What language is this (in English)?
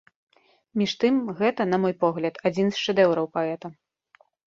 Belarusian